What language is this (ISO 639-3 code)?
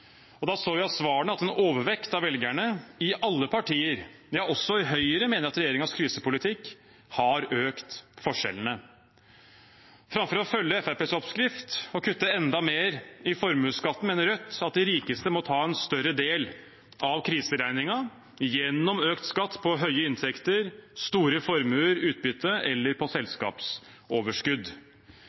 nob